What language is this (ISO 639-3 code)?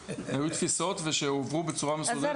heb